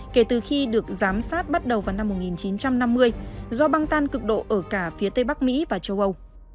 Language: Vietnamese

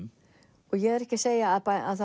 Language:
Icelandic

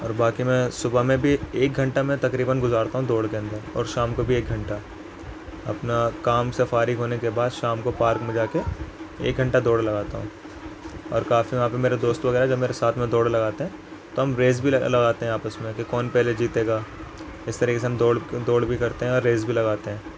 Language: Urdu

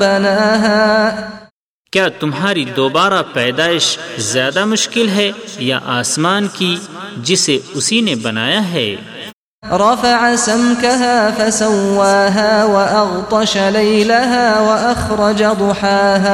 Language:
Urdu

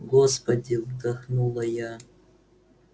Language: Russian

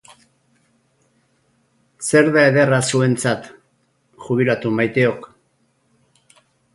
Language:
Basque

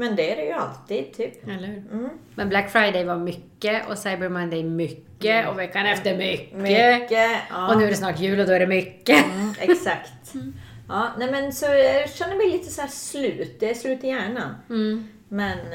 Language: Swedish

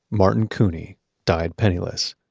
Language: English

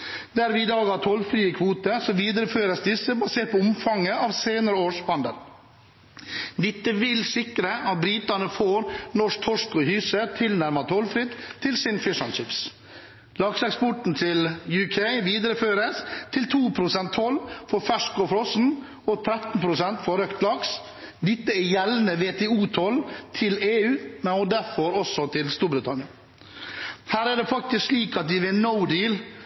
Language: Norwegian Bokmål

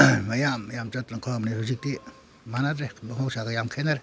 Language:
Manipuri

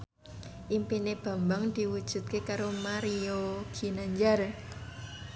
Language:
Javanese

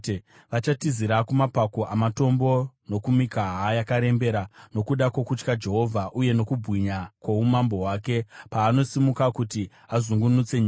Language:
Shona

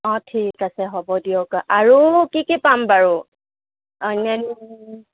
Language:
Assamese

